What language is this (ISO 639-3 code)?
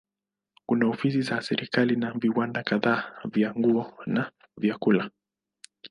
swa